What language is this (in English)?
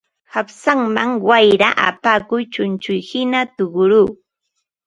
Ambo-Pasco Quechua